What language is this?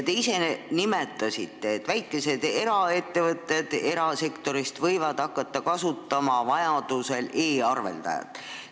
Estonian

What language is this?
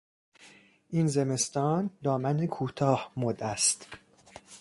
Persian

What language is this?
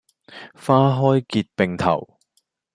Cantonese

